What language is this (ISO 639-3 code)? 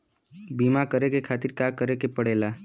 bho